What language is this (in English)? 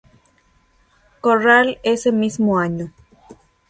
Spanish